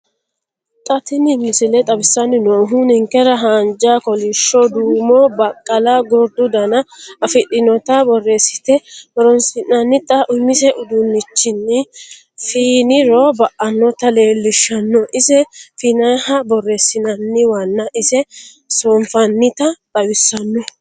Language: Sidamo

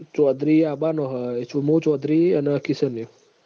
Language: Gujarati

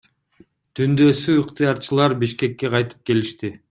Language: Kyrgyz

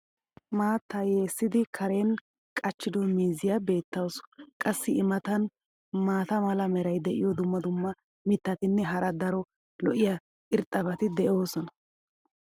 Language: Wolaytta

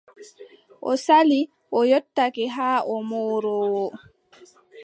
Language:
Adamawa Fulfulde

